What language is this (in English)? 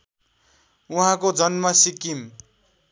Nepali